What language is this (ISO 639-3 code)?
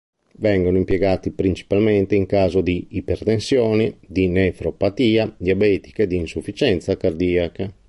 ita